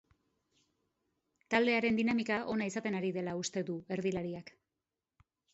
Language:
Basque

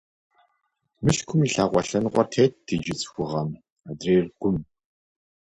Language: Kabardian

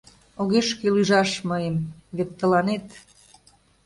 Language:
Mari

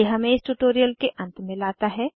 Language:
Hindi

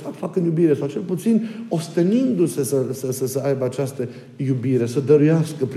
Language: Romanian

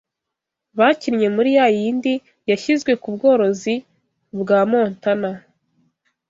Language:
Kinyarwanda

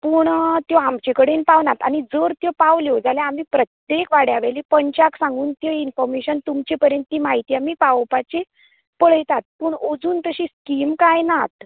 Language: Konkani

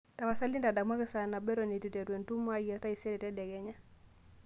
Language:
Masai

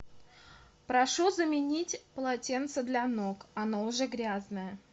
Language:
Russian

